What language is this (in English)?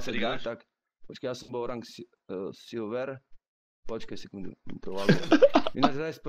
Czech